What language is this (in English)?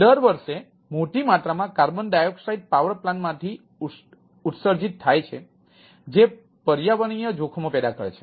Gujarati